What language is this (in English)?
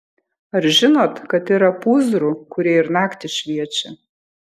Lithuanian